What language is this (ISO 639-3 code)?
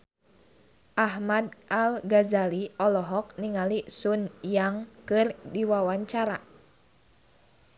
sun